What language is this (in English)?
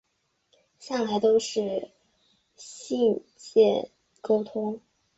Chinese